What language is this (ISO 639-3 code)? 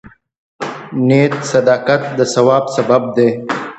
pus